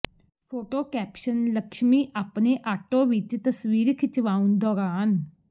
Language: Punjabi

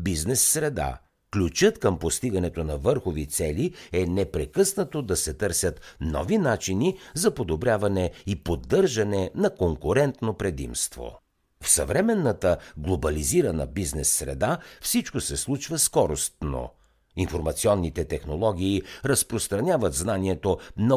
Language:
Bulgarian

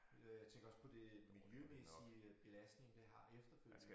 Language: Danish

